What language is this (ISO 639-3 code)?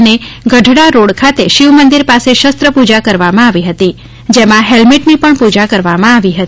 guj